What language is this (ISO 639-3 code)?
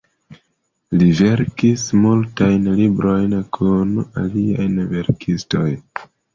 epo